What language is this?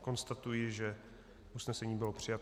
Czech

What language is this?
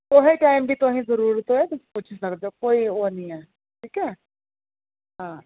Dogri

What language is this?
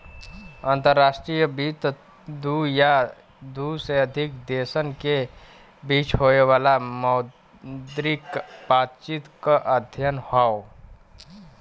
Bhojpuri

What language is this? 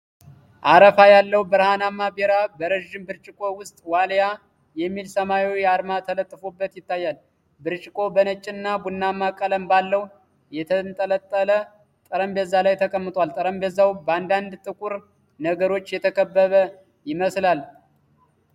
Amharic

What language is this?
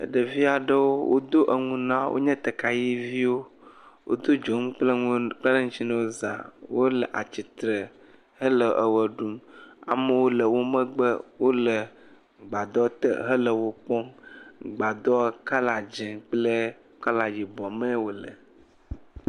Ewe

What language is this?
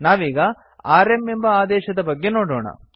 Kannada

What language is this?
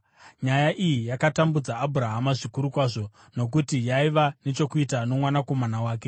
Shona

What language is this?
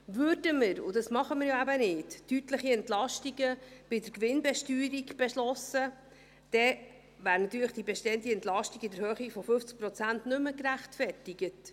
Swiss German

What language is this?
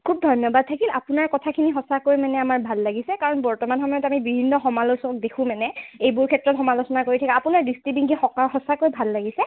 Assamese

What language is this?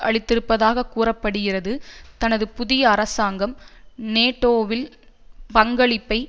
Tamil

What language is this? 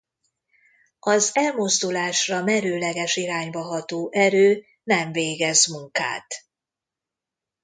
Hungarian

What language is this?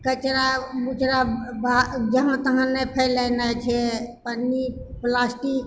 Maithili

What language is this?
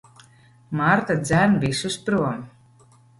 Latvian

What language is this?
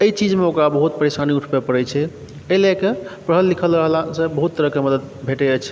Maithili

